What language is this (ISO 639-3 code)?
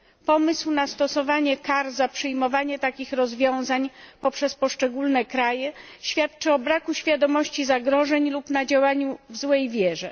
pol